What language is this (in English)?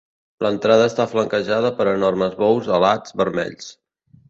Catalan